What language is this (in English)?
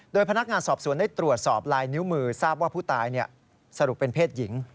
Thai